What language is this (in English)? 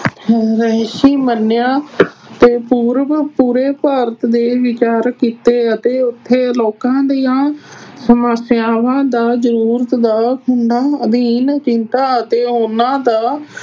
Punjabi